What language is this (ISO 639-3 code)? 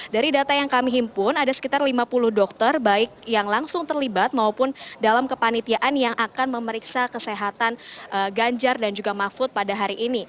ind